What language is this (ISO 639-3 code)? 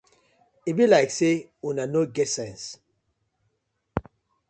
pcm